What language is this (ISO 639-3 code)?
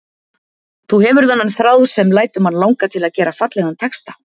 isl